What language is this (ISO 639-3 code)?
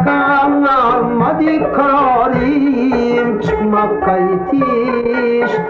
uzb